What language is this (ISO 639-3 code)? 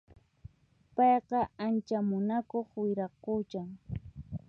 qxp